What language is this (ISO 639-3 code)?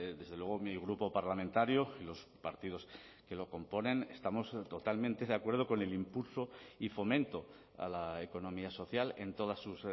spa